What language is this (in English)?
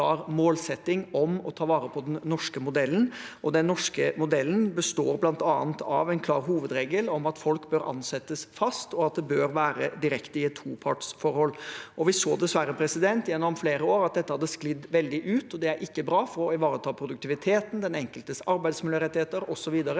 Norwegian